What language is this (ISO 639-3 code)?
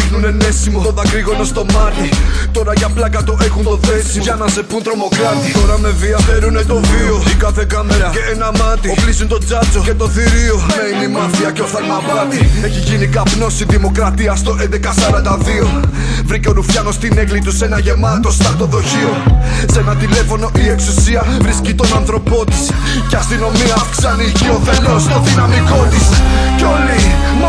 ell